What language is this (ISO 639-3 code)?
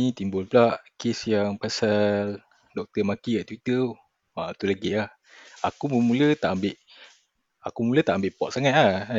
msa